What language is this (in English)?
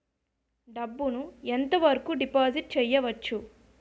Telugu